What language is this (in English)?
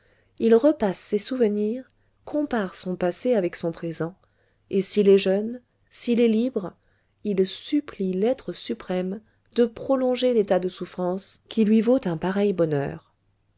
French